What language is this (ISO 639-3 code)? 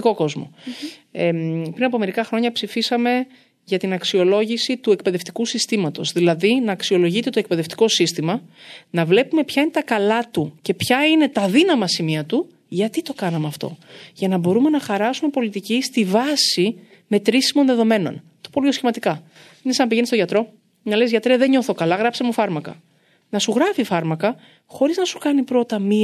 ell